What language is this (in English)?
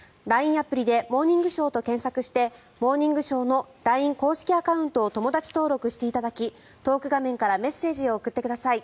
Japanese